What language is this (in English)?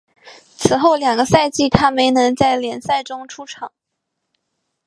Chinese